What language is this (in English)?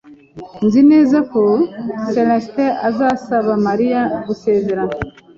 Kinyarwanda